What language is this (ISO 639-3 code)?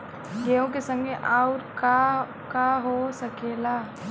bho